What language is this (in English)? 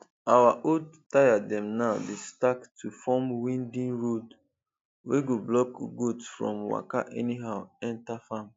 Nigerian Pidgin